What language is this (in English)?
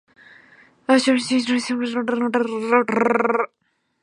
Chinese